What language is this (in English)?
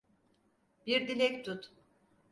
Turkish